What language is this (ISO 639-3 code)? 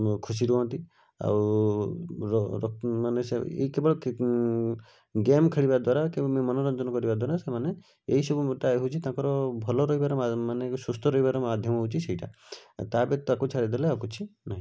ori